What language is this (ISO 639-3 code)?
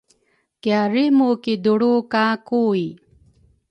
dru